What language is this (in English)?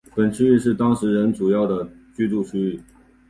Chinese